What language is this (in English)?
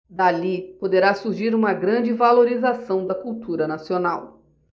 Portuguese